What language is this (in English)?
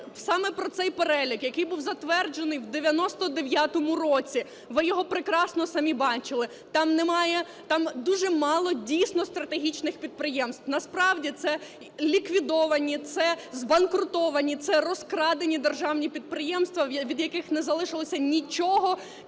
Ukrainian